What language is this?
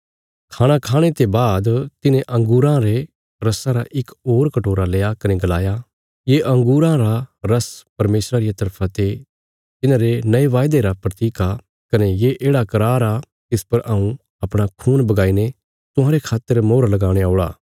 Bilaspuri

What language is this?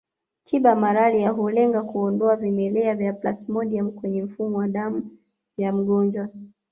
Swahili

